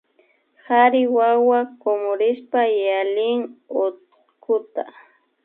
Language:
Imbabura Highland Quichua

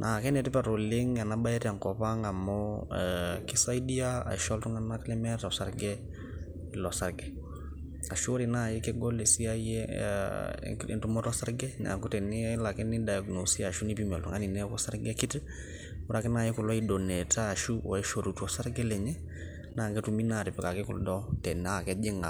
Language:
Masai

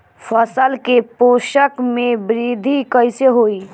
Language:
Bhojpuri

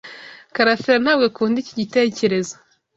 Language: Kinyarwanda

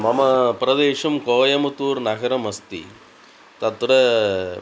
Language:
Sanskrit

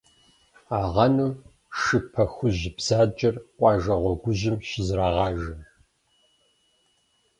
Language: Kabardian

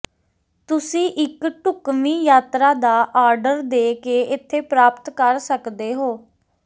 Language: Punjabi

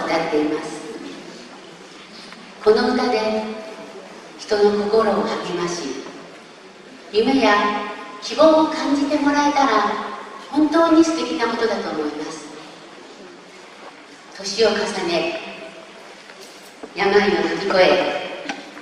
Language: Japanese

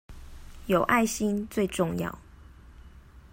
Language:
Chinese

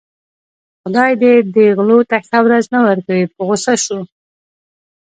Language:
Pashto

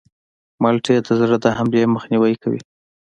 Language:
Pashto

